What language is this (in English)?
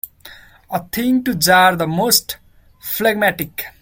English